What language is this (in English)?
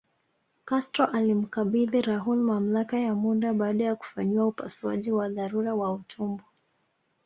Swahili